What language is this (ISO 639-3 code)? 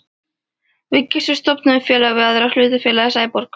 isl